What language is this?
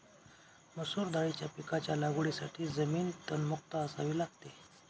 Marathi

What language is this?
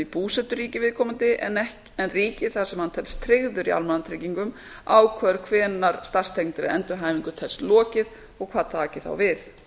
Icelandic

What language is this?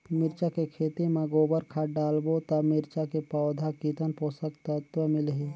Chhattisgarhi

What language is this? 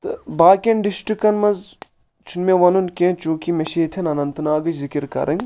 Kashmiri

